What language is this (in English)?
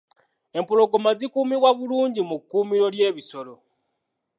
Ganda